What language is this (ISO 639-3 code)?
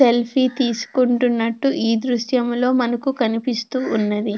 tel